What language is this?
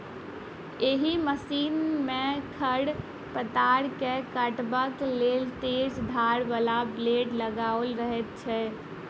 Maithili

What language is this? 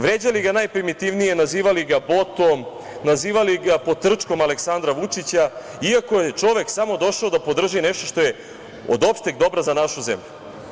Serbian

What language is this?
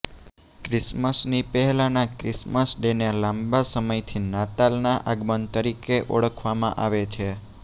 Gujarati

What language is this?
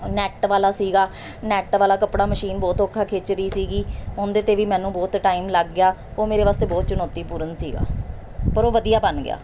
Punjabi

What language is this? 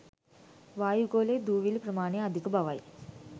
Sinhala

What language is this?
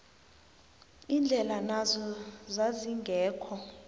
South Ndebele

